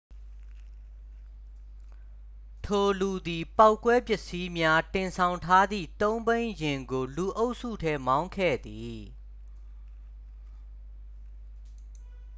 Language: Burmese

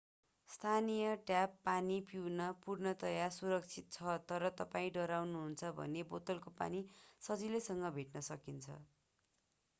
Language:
Nepali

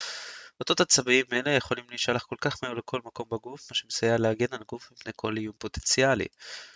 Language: Hebrew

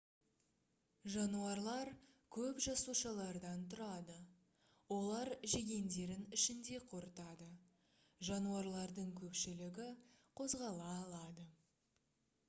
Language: Kazakh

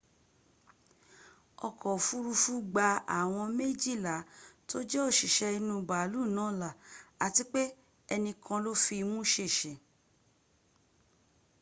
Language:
Yoruba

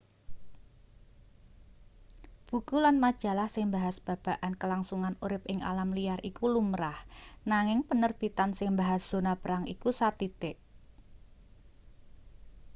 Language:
Javanese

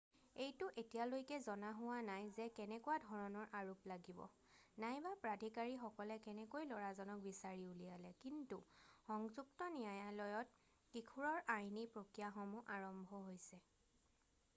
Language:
Assamese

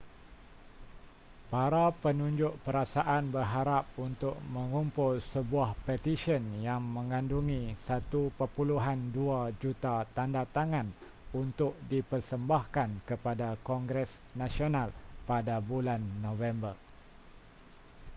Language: Malay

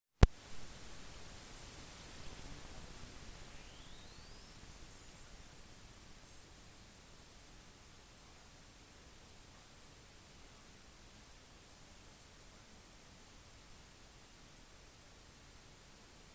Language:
Norwegian Bokmål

